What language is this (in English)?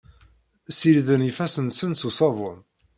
Kabyle